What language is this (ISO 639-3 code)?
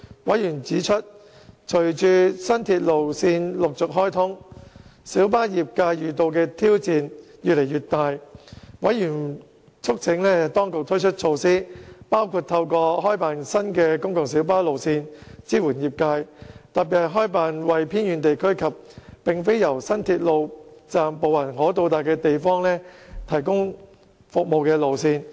yue